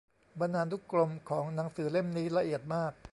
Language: Thai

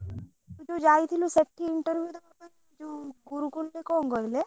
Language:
Odia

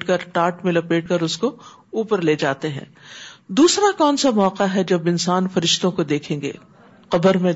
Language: Urdu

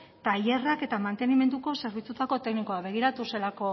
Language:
Basque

